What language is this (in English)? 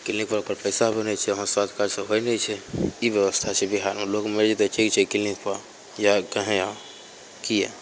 Maithili